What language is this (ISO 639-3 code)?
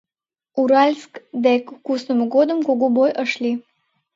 chm